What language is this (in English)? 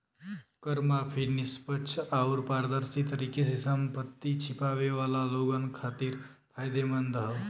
Bhojpuri